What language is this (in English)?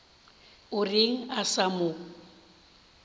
Northern Sotho